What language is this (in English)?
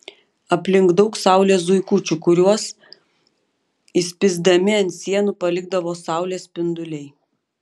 Lithuanian